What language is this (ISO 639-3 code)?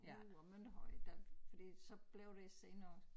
dan